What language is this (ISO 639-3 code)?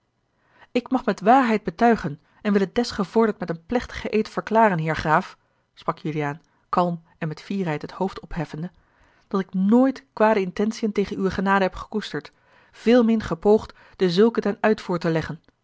nld